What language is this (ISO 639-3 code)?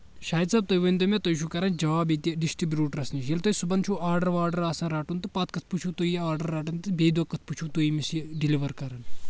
kas